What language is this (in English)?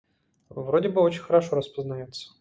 Russian